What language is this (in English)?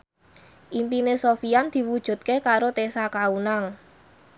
Javanese